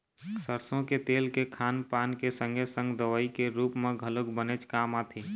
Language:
Chhattisgarhi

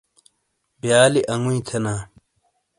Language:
Shina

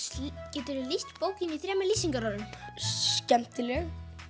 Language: Icelandic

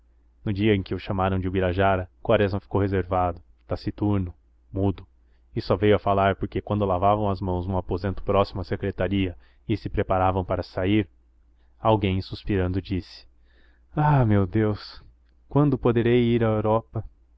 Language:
Portuguese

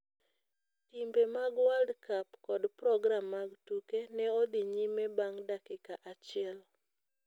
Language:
Luo (Kenya and Tanzania)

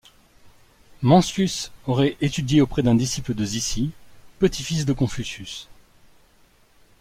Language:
French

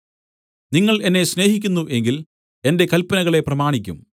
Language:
Malayalam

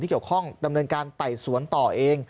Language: Thai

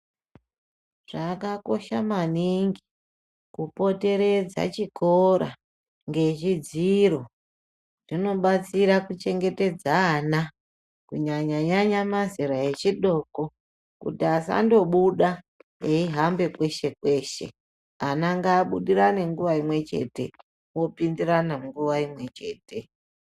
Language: Ndau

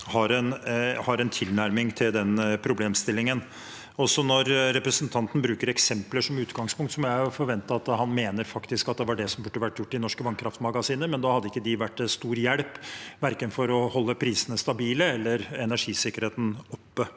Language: Norwegian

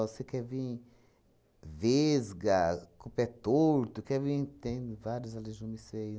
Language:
Portuguese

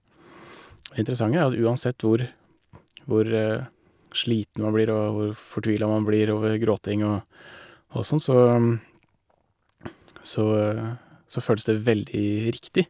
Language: Norwegian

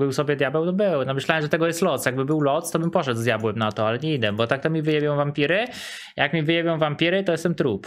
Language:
Polish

